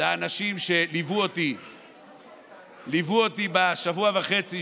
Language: Hebrew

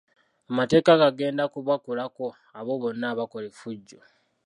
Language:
Ganda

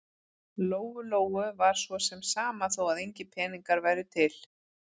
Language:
Icelandic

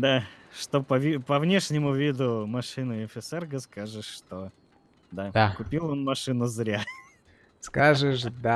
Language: Russian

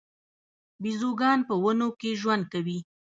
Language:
Pashto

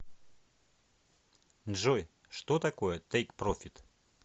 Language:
Russian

